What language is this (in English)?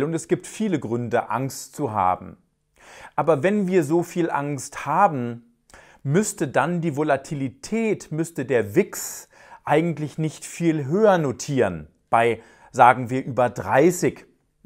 German